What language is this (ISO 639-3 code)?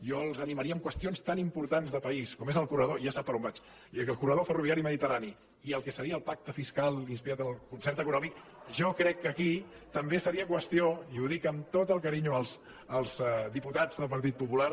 cat